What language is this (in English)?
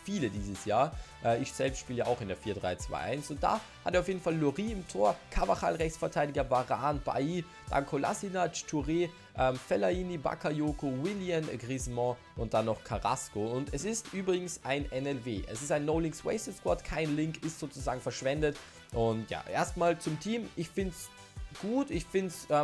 German